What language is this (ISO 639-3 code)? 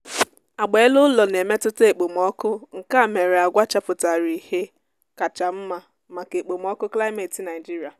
ibo